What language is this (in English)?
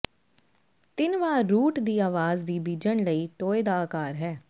Punjabi